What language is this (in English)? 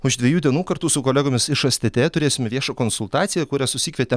Lithuanian